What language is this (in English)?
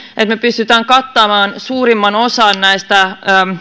Finnish